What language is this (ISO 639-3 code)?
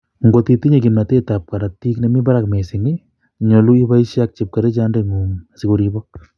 kln